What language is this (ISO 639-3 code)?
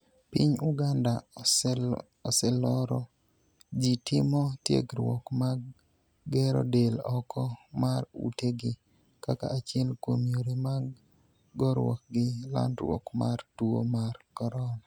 luo